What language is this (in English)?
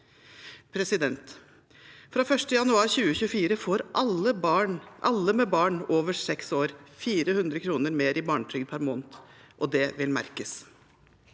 Norwegian